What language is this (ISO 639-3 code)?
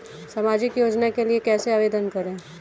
hin